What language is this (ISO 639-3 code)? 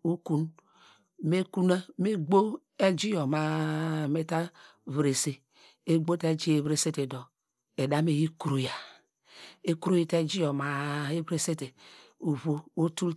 deg